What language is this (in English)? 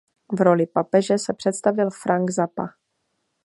Czech